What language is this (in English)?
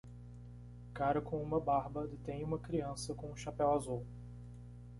Portuguese